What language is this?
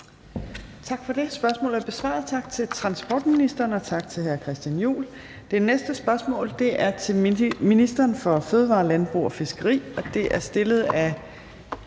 Danish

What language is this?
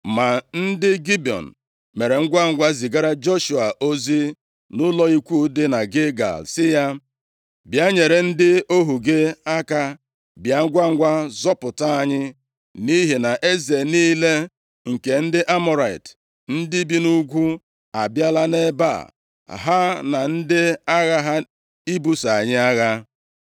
Igbo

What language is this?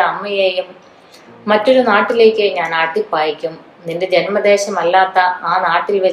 Malayalam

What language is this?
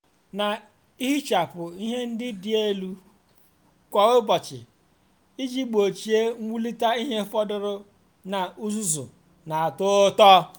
Igbo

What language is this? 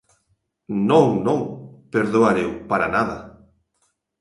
Galician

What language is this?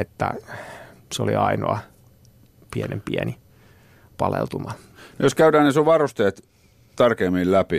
Finnish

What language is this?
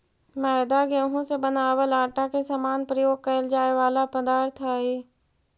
Magahi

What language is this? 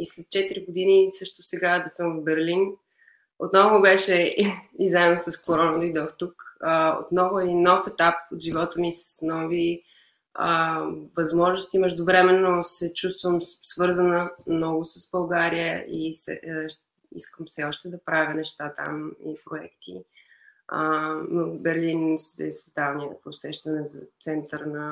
Bulgarian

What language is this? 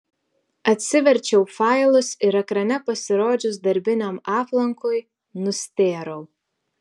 Lithuanian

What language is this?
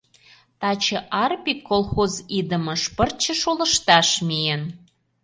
Mari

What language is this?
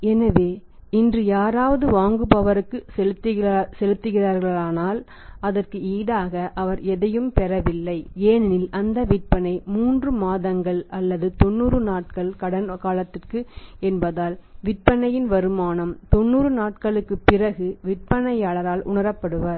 Tamil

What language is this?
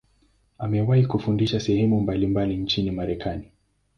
Swahili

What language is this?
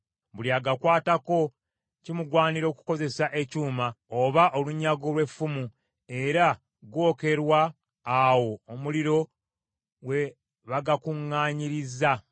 Ganda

